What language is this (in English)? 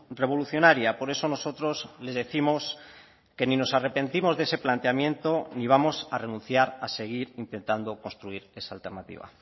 Spanish